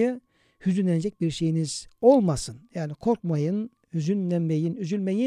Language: Turkish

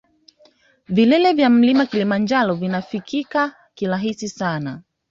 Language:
Swahili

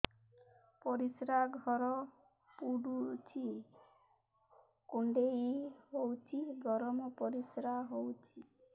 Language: Odia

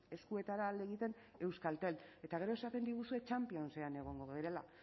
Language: Basque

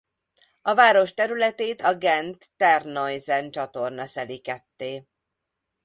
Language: Hungarian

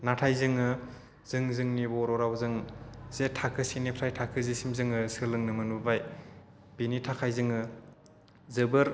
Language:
Bodo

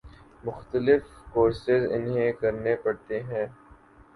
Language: Urdu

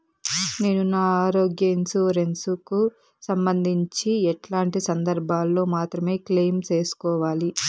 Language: Telugu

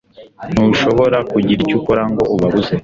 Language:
Kinyarwanda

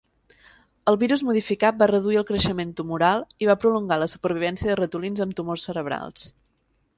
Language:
Catalan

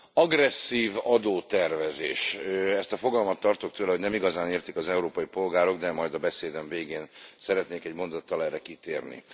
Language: Hungarian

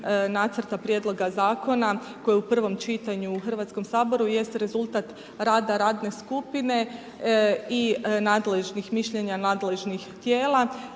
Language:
Croatian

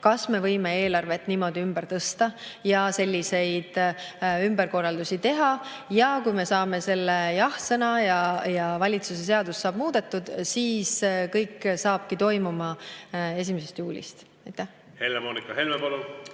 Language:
Estonian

